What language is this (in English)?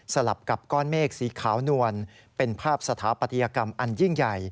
Thai